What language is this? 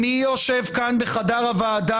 Hebrew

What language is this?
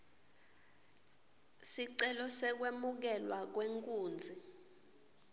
Swati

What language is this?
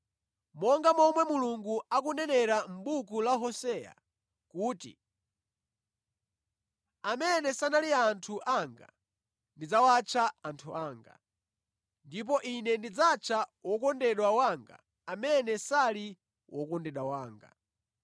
Nyanja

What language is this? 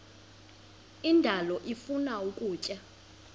Xhosa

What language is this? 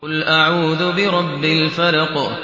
Arabic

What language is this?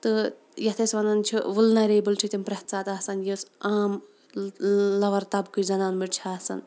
Kashmiri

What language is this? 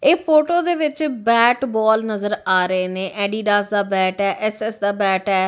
Punjabi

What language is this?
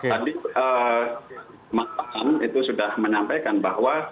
Indonesian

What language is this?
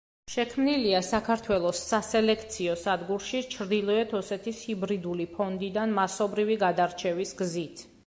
Georgian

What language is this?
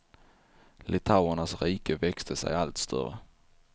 Swedish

